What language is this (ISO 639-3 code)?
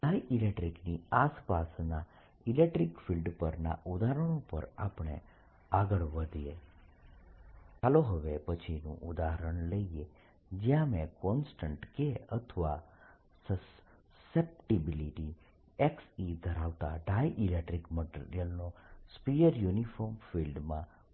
guj